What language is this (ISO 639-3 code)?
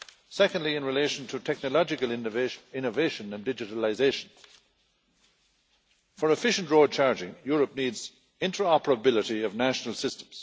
eng